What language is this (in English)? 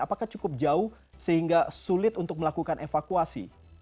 Indonesian